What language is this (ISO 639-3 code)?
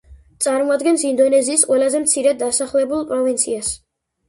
kat